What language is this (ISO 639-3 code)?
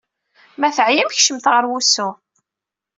kab